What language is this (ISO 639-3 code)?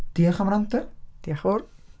cym